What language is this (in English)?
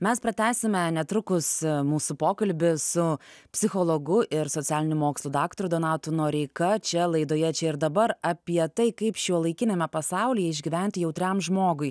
Lithuanian